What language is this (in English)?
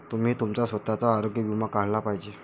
Marathi